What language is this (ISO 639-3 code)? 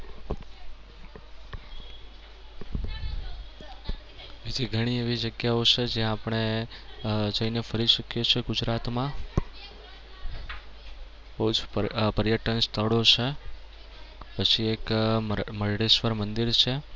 guj